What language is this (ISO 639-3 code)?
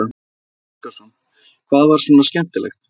isl